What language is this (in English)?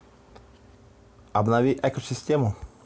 Russian